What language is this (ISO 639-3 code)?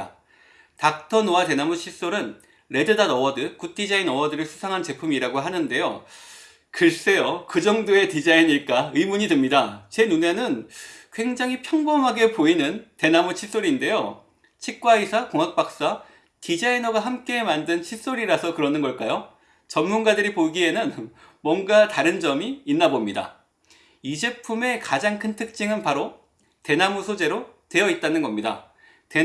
kor